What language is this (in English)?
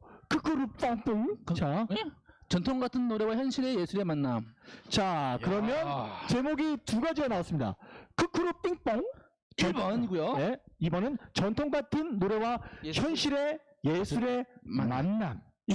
Korean